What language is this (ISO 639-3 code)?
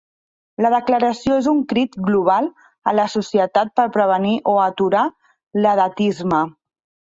cat